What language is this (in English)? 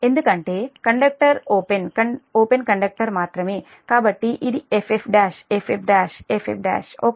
Telugu